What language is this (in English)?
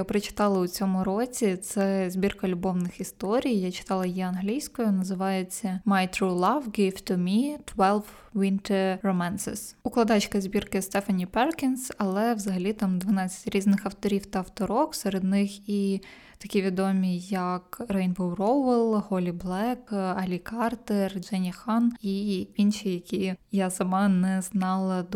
Ukrainian